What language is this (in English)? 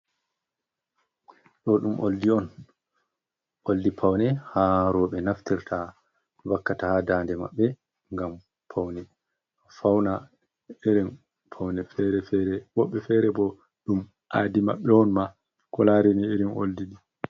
Fula